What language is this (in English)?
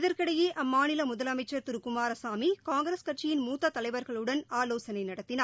Tamil